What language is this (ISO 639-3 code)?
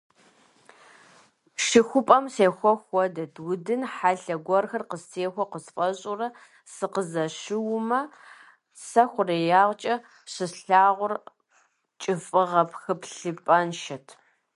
kbd